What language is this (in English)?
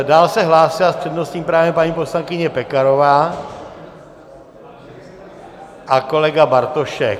Czech